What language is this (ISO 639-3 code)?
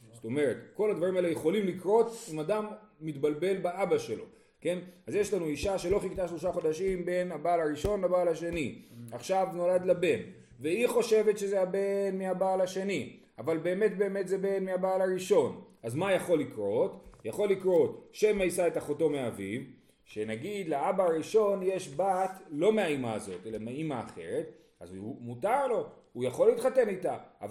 heb